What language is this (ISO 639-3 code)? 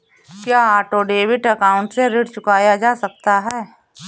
hin